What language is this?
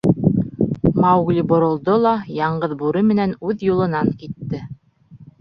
Bashkir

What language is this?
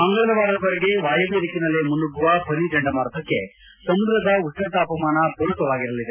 Kannada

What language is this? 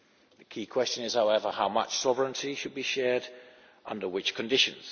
English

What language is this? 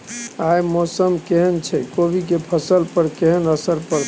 Maithili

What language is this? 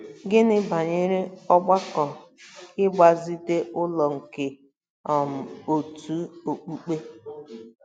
Igbo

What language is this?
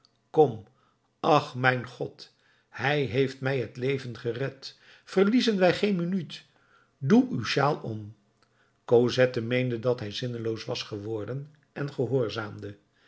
Dutch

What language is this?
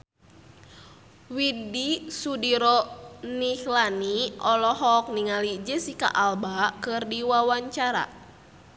Sundanese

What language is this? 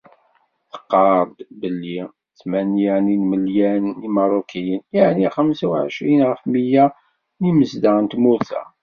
Kabyle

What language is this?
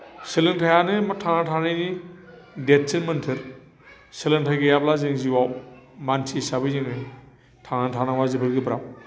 Bodo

